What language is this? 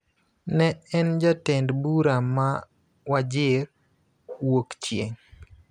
Luo (Kenya and Tanzania)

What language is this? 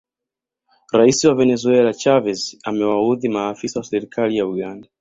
Swahili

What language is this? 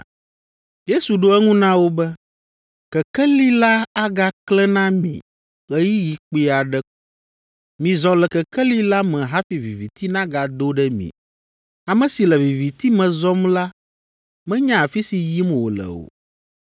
Ewe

